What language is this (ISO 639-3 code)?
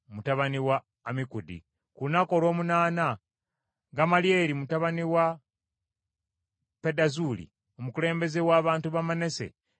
lug